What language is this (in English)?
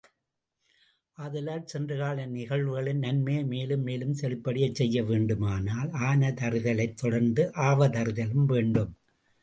Tamil